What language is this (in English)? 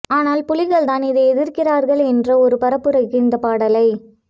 Tamil